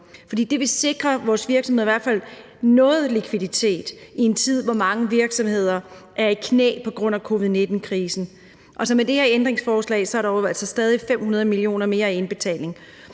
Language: Danish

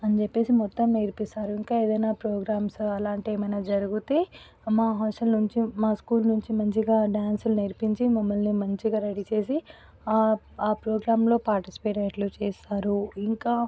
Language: Telugu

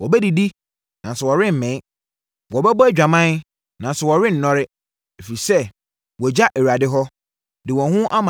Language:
Akan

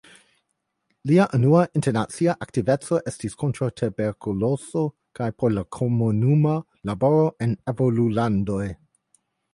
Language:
Esperanto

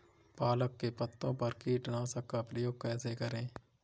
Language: Hindi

